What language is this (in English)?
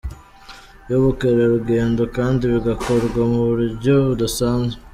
Kinyarwanda